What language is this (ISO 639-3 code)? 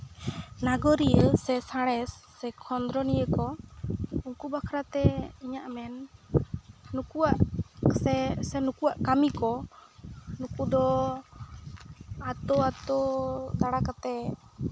sat